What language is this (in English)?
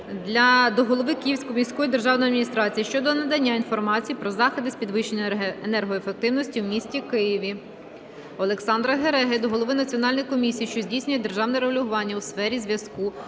Ukrainian